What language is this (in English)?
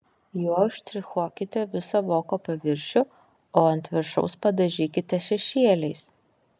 Lithuanian